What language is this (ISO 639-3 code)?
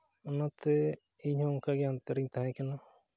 sat